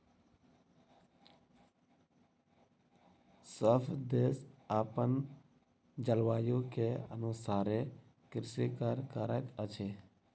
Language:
Maithili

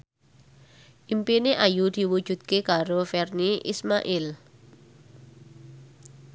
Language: Javanese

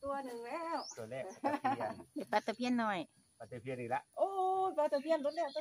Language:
Thai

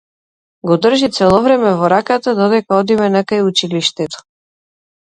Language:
Macedonian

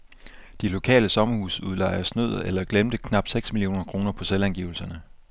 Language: Danish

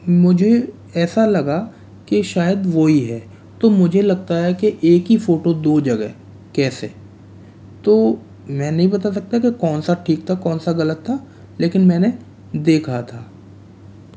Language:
Hindi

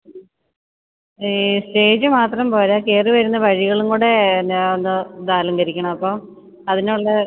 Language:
Malayalam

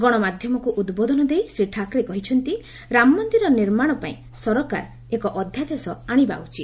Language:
Odia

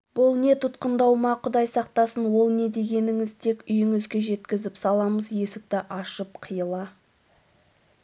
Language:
Kazakh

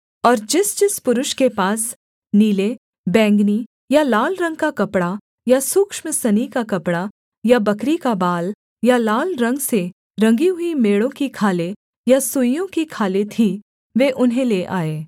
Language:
Hindi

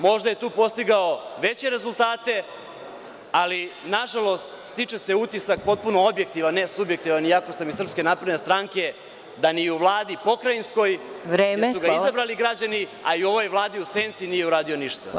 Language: Serbian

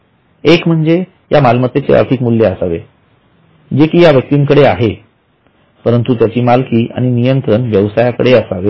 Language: Marathi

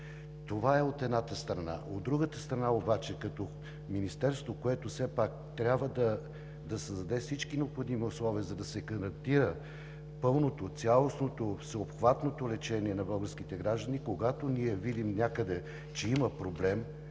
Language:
Bulgarian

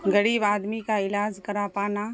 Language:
Urdu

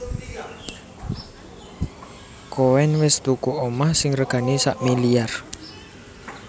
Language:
Javanese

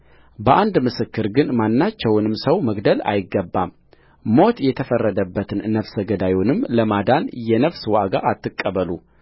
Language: Amharic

